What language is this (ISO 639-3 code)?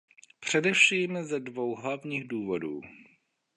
ces